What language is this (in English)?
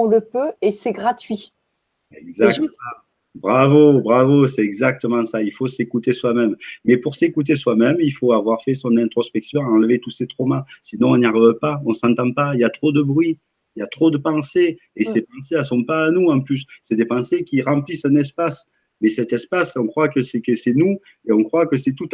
French